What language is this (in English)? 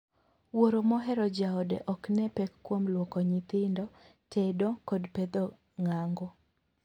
Luo (Kenya and Tanzania)